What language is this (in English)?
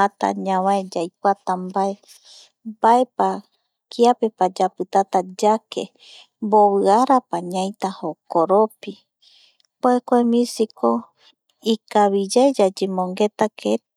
Eastern Bolivian Guaraní